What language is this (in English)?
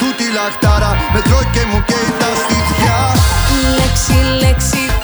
Greek